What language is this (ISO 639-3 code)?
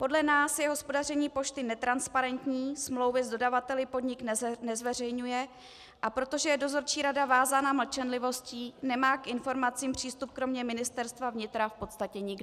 ces